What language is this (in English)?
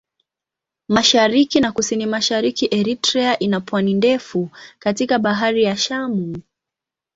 Swahili